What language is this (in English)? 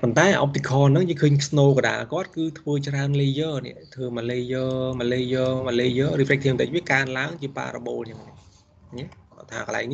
Vietnamese